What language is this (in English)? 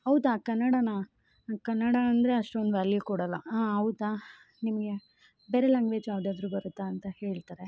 Kannada